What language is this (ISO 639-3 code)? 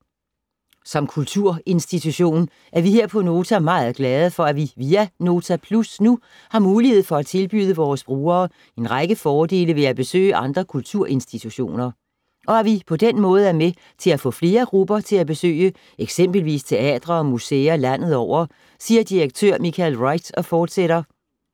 dan